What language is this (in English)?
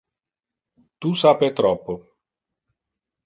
Interlingua